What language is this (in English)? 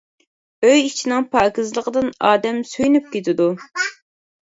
Uyghur